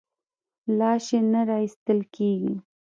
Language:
Pashto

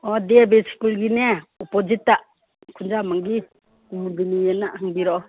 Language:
Manipuri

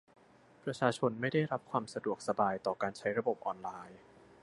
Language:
Thai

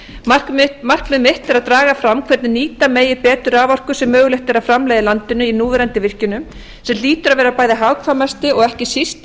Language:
Icelandic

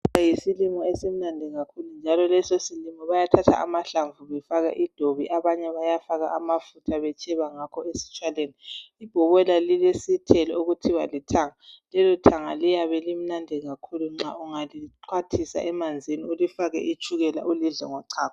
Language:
North Ndebele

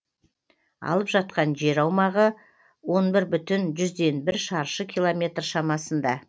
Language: Kazakh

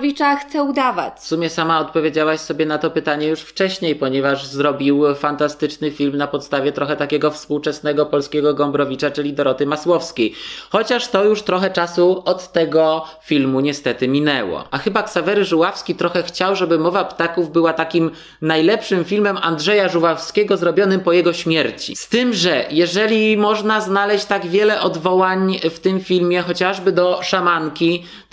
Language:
Polish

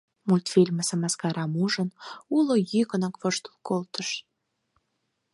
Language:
Mari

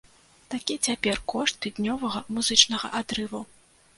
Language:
Belarusian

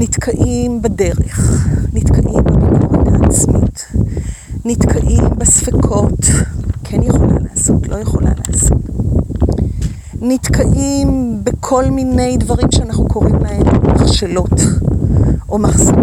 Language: Hebrew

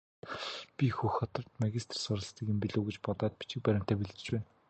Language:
Mongolian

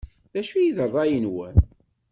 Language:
Kabyle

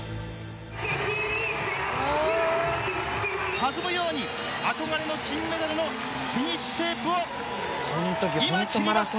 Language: Japanese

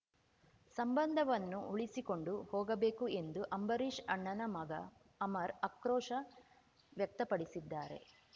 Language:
Kannada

